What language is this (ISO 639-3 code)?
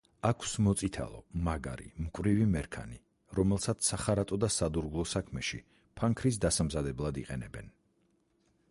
kat